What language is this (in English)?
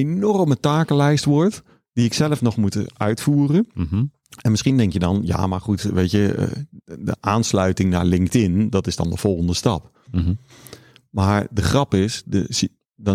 Dutch